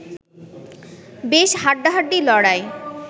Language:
Bangla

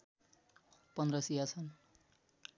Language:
Nepali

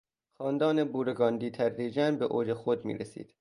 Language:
Persian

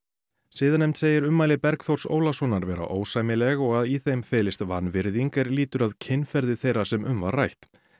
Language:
Icelandic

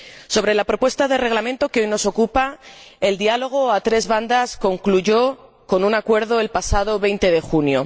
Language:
Spanish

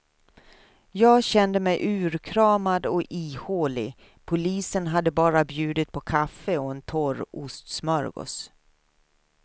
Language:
Swedish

